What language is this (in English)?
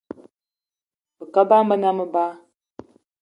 Eton (Cameroon)